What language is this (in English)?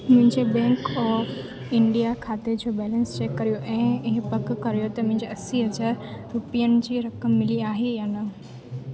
Sindhi